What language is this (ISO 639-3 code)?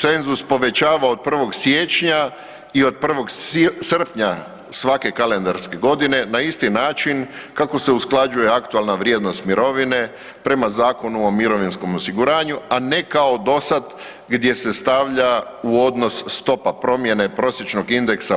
hrv